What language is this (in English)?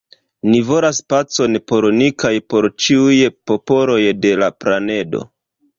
Esperanto